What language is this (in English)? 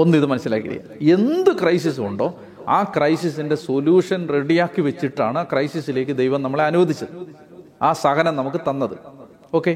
Malayalam